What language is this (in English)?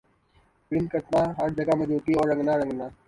Urdu